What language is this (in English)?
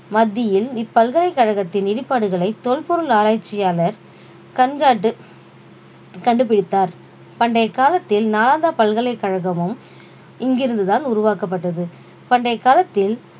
Tamil